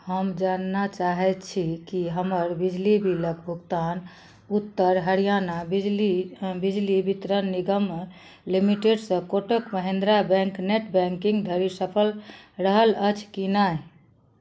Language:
Maithili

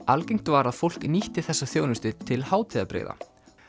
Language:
Icelandic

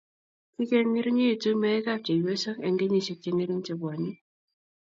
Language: Kalenjin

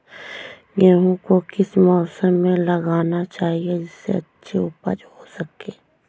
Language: Hindi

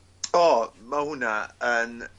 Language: Welsh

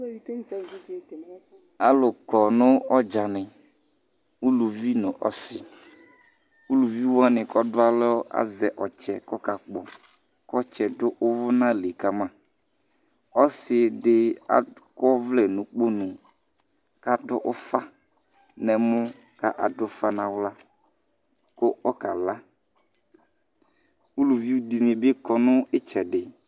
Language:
Ikposo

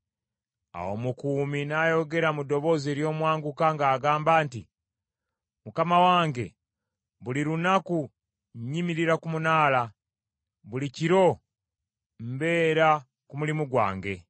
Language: Ganda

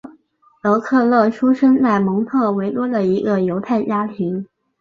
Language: Chinese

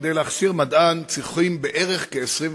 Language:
Hebrew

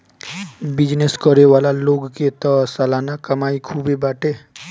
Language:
Bhojpuri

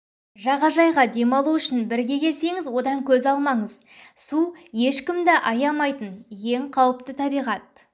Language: Kazakh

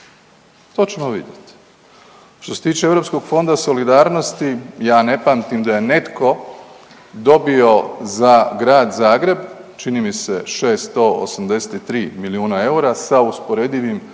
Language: Croatian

